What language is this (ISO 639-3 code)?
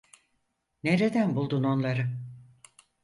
tur